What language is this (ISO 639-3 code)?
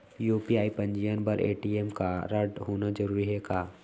hne